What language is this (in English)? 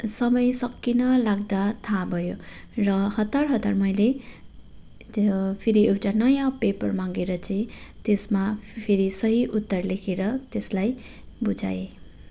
Nepali